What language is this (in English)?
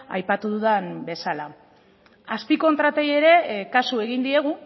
Basque